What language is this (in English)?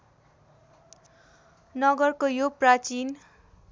Nepali